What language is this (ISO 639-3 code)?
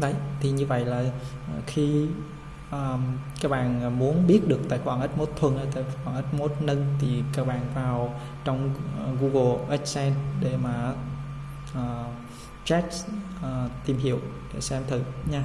vie